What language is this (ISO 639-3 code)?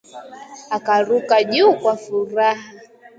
swa